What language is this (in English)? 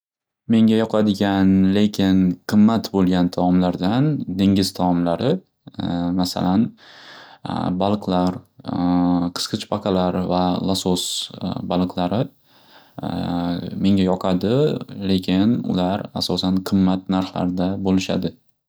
Uzbek